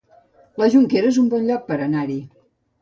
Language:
Catalan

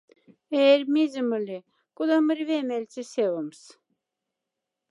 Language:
Moksha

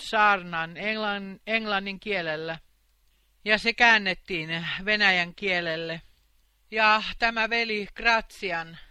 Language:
Finnish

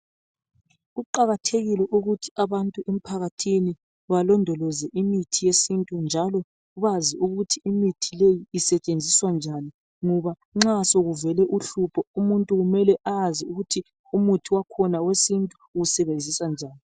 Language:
North Ndebele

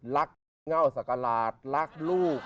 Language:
Thai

